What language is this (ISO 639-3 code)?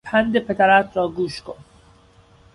fas